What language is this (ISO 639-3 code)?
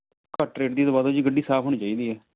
pan